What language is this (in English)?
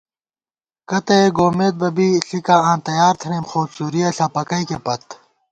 Gawar-Bati